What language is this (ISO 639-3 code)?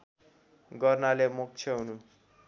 nep